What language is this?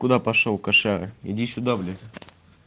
Russian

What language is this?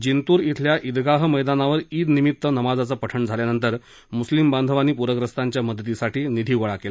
Marathi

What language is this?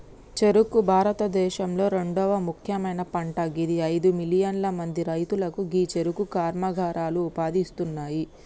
Telugu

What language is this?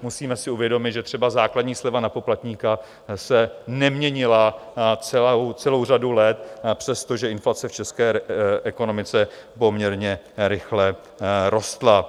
Czech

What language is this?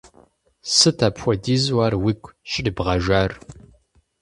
Kabardian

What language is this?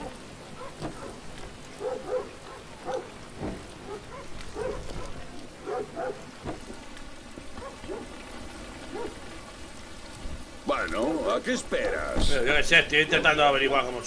Spanish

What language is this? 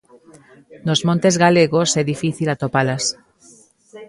Galician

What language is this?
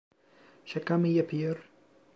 Turkish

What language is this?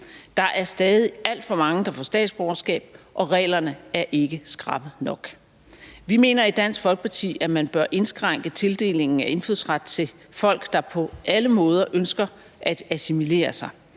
Danish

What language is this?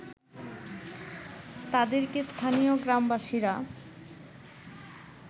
Bangla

